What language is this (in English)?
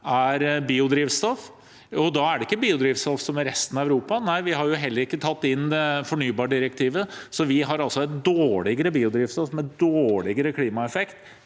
Norwegian